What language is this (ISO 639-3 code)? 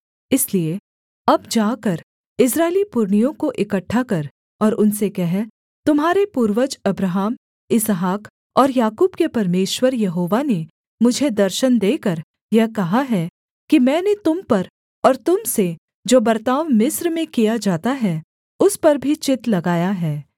hin